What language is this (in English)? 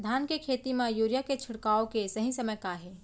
Chhattisgarhi